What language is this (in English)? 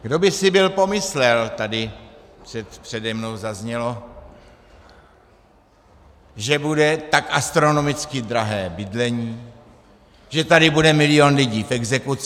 Czech